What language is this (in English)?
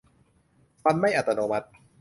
Thai